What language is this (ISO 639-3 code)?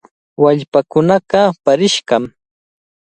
qvl